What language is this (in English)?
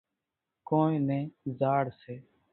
Kachi Koli